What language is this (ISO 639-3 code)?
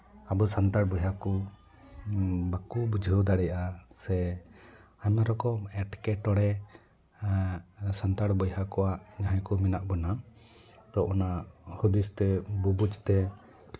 sat